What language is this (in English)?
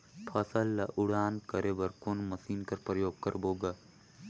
Chhattisgarhi